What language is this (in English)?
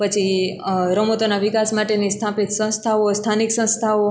Gujarati